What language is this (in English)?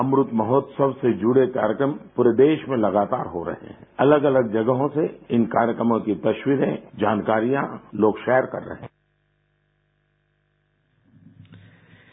Hindi